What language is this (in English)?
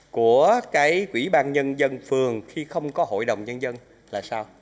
Vietnamese